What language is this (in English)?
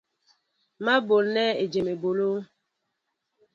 Mbo (Cameroon)